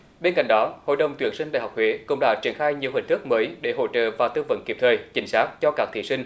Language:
Vietnamese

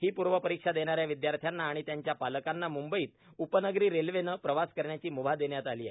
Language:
Marathi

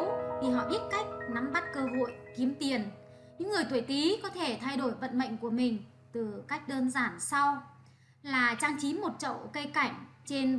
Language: Vietnamese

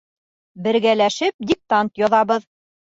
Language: Bashkir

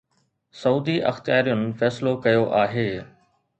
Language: Sindhi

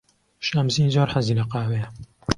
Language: Central Kurdish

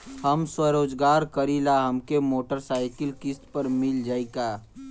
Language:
Bhojpuri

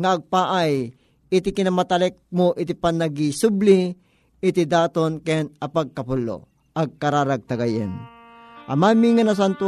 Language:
Filipino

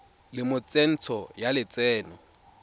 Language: Tswana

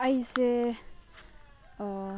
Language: Manipuri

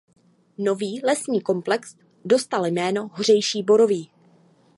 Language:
Czech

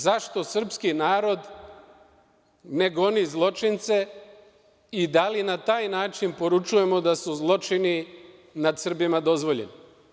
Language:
Serbian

